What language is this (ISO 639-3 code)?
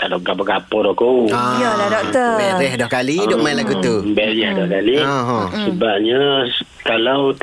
msa